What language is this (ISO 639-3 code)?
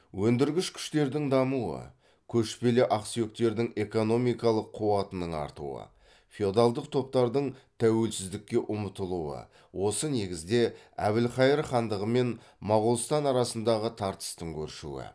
kaz